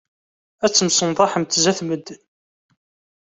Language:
Kabyle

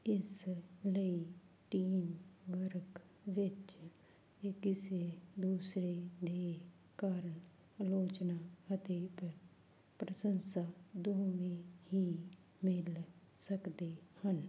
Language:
Punjabi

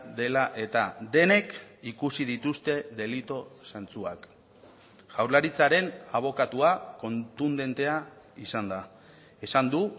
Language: Basque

